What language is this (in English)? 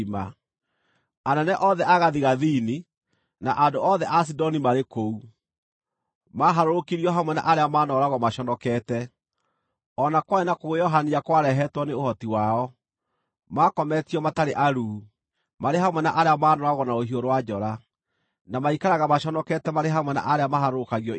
Kikuyu